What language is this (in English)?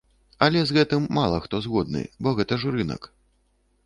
Belarusian